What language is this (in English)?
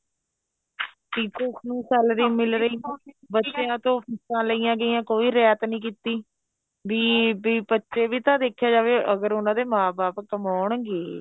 Punjabi